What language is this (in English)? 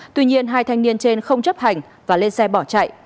Vietnamese